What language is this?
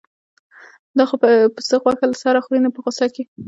Pashto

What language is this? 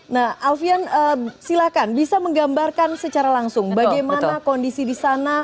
Indonesian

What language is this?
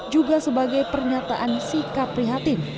Indonesian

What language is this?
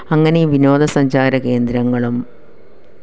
Malayalam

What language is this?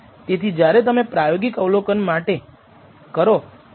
Gujarati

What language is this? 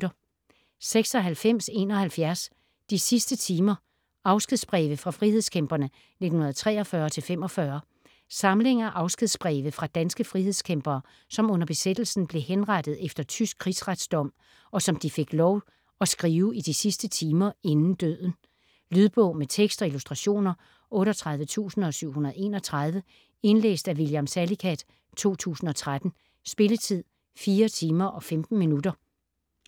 Danish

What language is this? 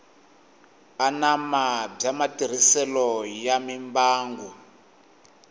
Tsonga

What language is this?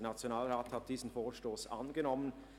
Swiss German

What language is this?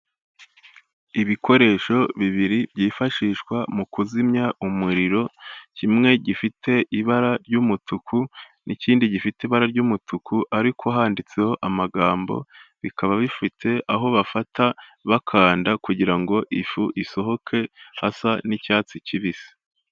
Kinyarwanda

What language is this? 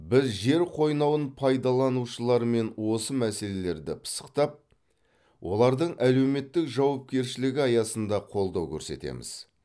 Kazakh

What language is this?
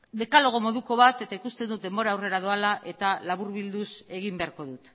Basque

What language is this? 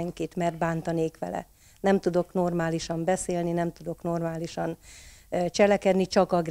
Hungarian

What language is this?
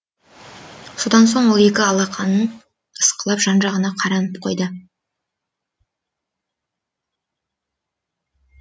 Kazakh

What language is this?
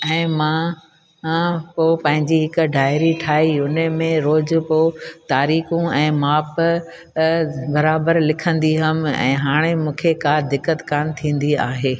Sindhi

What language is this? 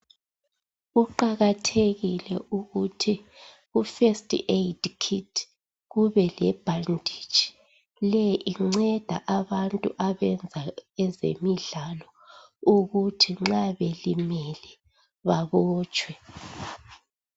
North Ndebele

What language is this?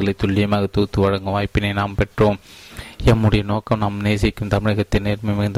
Tamil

